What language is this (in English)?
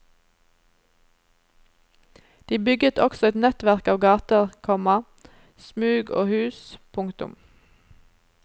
Norwegian